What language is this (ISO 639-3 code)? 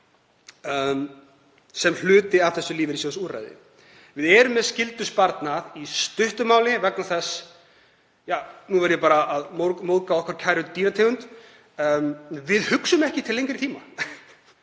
isl